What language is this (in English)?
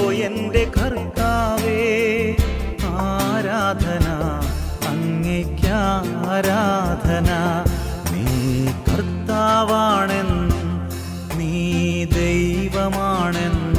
Malayalam